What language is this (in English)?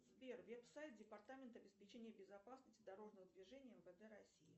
Russian